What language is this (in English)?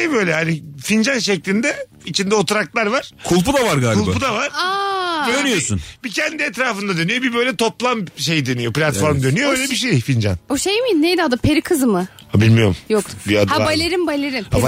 Turkish